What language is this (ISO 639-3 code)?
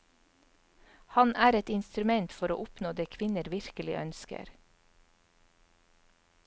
nor